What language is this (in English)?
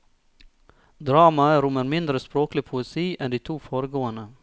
Norwegian